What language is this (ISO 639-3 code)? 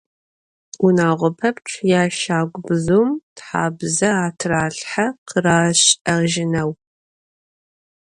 ady